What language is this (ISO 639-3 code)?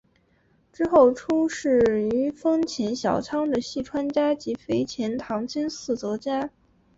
zho